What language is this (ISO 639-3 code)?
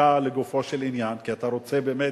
heb